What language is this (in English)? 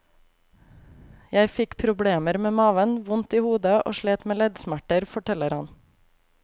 Norwegian